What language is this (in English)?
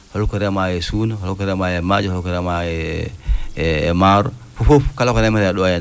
Fula